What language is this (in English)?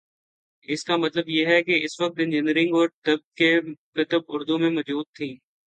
Urdu